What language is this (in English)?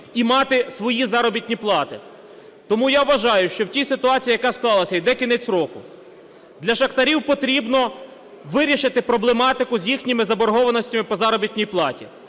Ukrainian